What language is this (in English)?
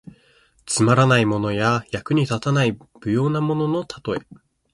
Japanese